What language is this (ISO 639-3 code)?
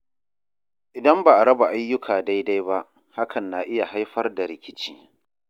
hau